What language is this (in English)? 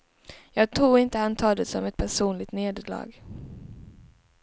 Swedish